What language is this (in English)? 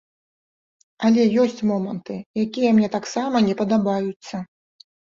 Belarusian